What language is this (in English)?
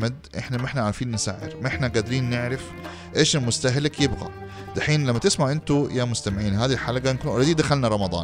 Arabic